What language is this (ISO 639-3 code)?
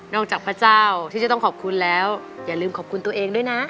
tha